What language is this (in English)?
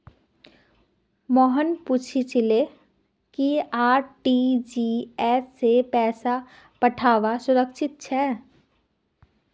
Magahi